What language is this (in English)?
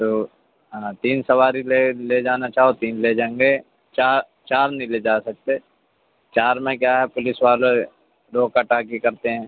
Urdu